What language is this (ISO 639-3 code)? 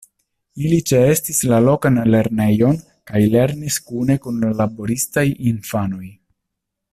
epo